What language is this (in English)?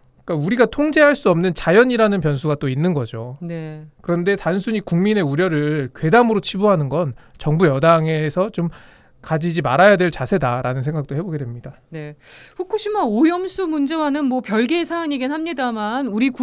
Korean